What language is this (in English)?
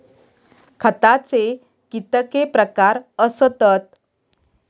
Marathi